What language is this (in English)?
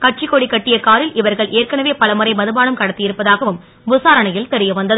Tamil